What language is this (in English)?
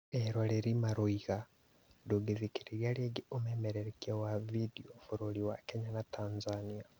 Kikuyu